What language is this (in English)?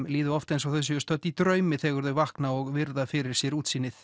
Icelandic